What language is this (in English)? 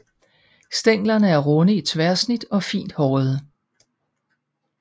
Danish